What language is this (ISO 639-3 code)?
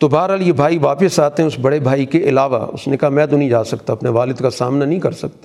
urd